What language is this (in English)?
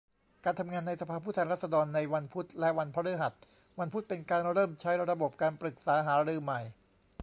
Thai